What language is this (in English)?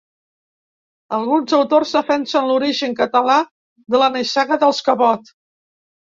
Catalan